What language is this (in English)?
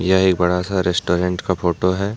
Hindi